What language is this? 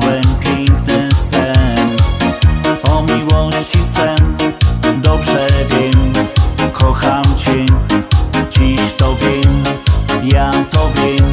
Romanian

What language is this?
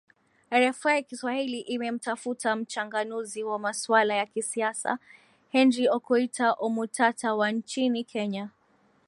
Swahili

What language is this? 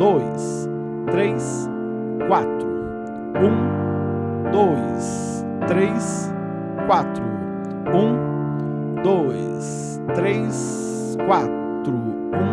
Portuguese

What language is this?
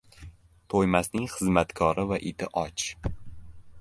Uzbek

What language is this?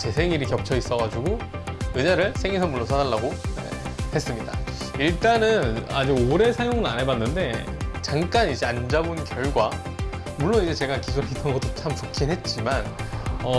Korean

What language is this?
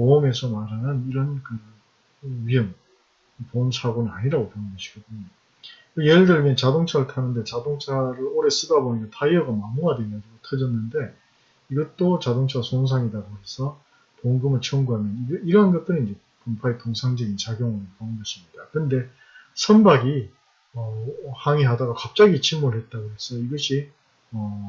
Korean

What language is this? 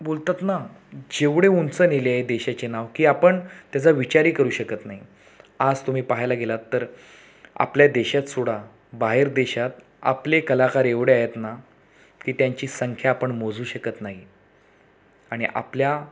Marathi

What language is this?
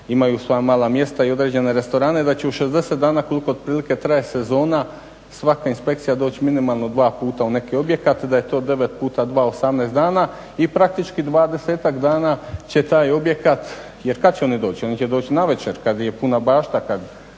Croatian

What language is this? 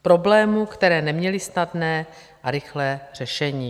Czech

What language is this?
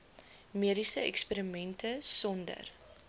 Afrikaans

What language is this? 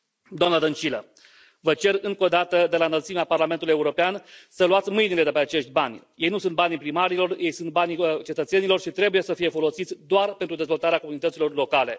Romanian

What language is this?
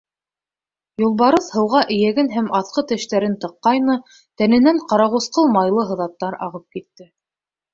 Bashkir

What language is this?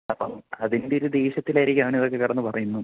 Malayalam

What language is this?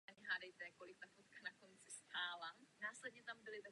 Czech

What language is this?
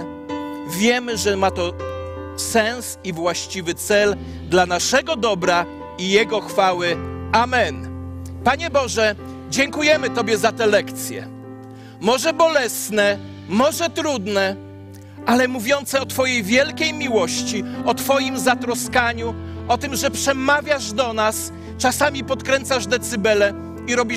Polish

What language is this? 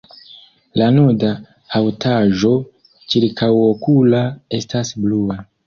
Esperanto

